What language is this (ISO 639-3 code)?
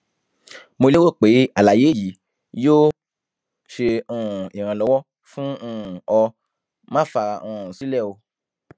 yor